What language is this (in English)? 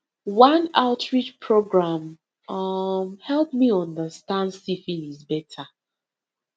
Nigerian Pidgin